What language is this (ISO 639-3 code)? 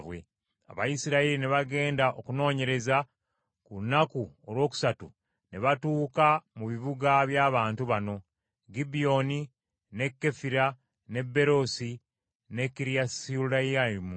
lug